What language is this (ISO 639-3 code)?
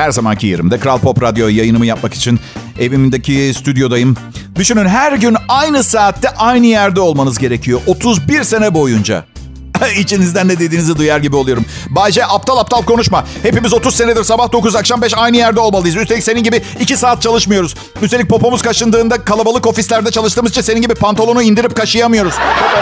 tur